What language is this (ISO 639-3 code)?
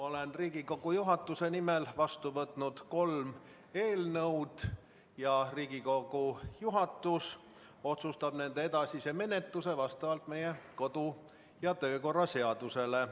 est